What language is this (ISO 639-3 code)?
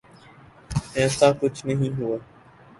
urd